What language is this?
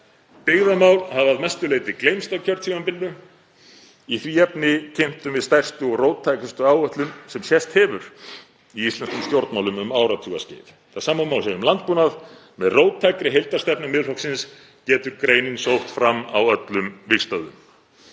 Icelandic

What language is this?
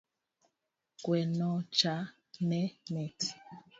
Luo (Kenya and Tanzania)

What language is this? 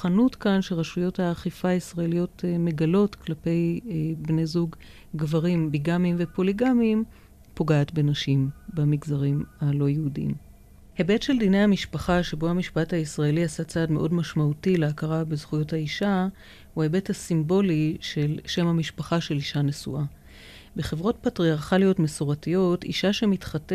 Hebrew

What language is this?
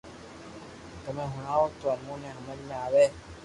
Loarki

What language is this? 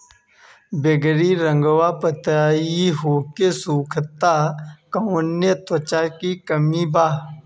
Bhojpuri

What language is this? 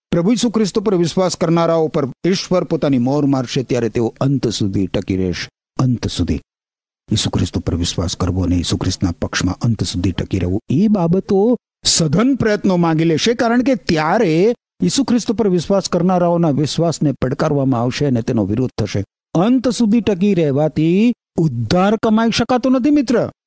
Gujarati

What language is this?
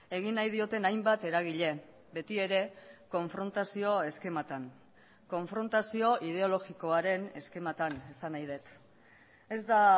Basque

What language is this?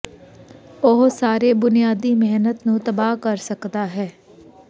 Punjabi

